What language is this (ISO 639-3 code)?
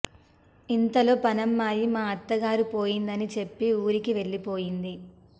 tel